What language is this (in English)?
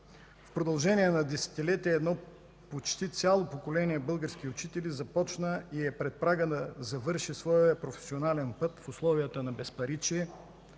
Bulgarian